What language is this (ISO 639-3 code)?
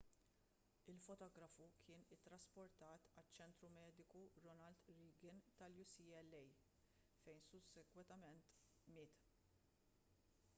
mlt